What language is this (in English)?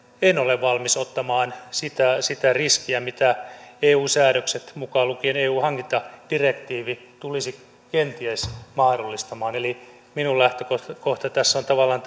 Finnish